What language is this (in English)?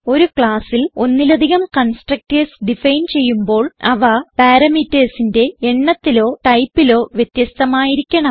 Malayalam